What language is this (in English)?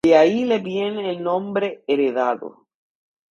Spanish